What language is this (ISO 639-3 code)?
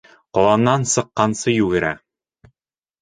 bak